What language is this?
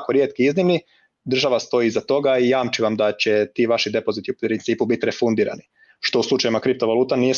Croatian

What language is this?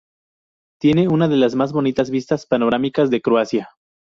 Spanish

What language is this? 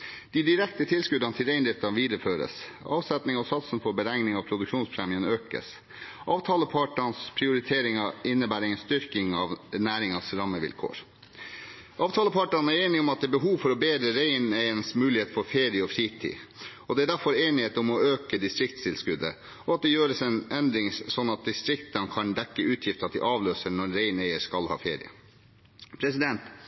Norwegian Bokmål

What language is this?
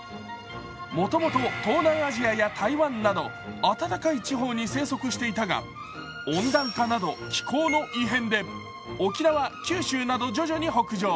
Japanese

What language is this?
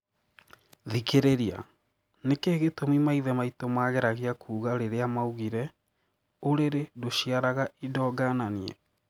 Kikuyu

